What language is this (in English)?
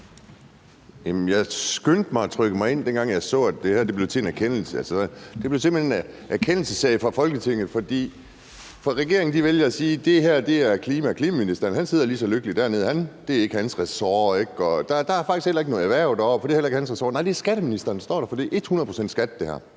Danish